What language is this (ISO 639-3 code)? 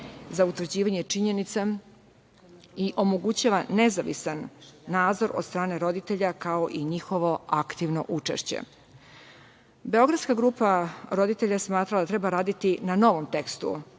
srp